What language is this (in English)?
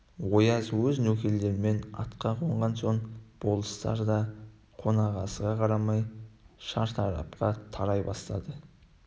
Kazakh